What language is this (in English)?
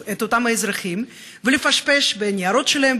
Hebrew